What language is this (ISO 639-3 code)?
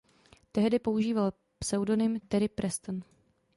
ces